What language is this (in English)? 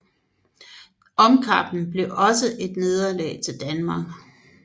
Danish